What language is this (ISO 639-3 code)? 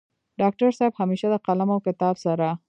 pus